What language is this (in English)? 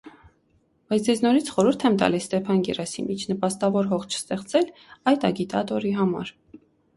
Armenian